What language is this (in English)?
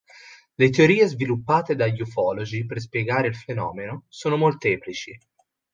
Italian